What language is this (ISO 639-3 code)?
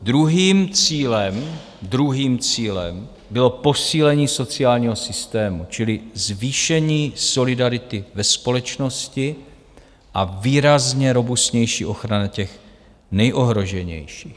ces